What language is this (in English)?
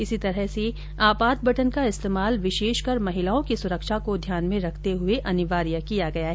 Hindi